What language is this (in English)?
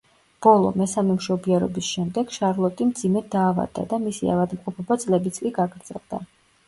Georgian